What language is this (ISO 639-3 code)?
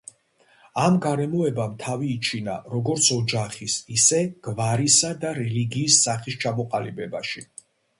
kat